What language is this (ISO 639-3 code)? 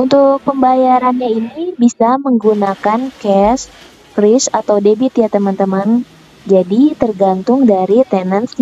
ind